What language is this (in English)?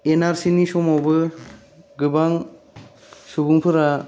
Bodo